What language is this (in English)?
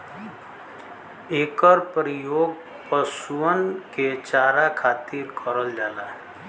Bhojpuri